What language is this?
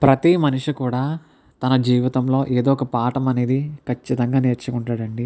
Telugu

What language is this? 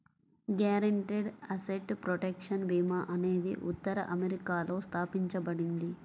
Telugu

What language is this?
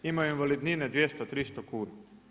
Croatian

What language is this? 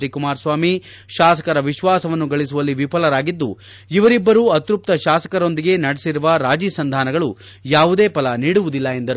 Kannada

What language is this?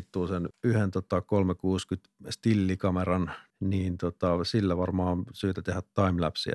Finnish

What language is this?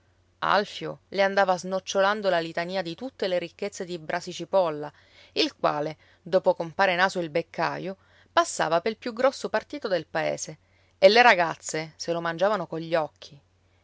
Italian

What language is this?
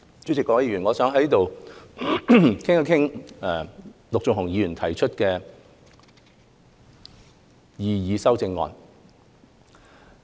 Cantonese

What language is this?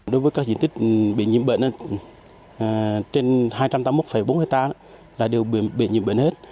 Vietnamese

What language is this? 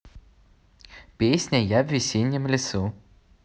Russian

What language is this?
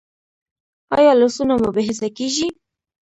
Pashto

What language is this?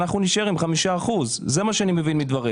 Hebrew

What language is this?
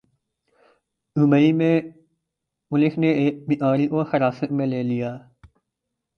Urdu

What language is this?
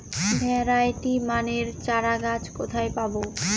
Bangla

